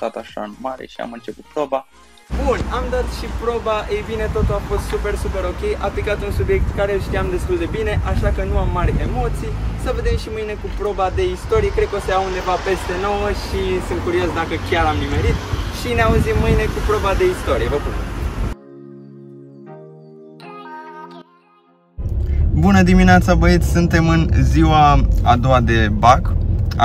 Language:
Romanian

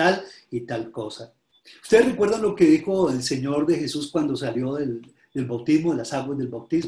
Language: Spanish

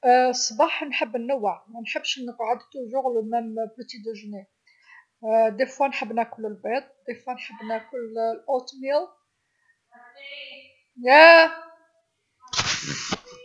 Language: Algerian Arabic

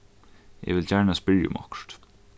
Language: Faroese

